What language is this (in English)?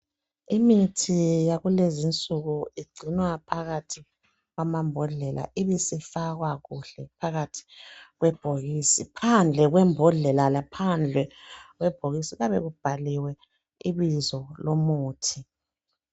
North Ndebele